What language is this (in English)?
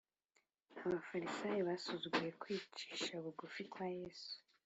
Kinyarwanda